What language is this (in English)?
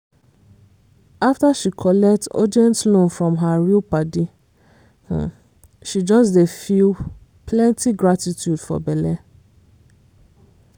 Nigerian Pidgin